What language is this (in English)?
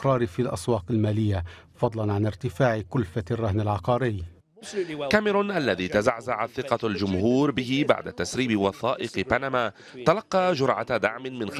Arabic